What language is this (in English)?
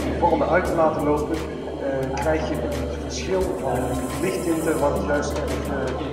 Dutch